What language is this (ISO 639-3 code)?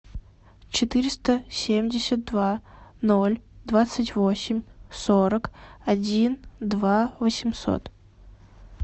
rus